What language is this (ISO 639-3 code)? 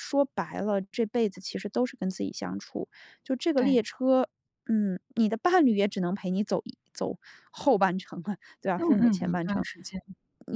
zho